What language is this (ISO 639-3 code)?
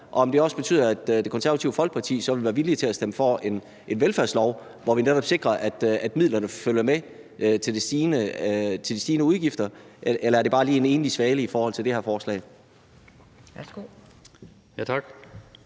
dan